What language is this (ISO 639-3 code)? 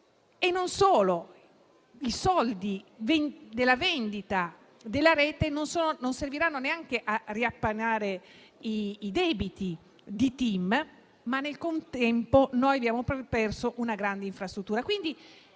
ita